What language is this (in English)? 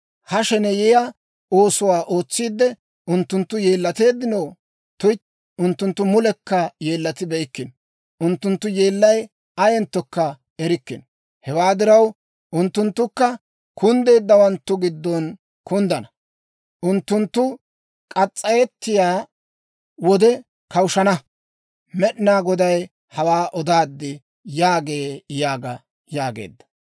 Dawro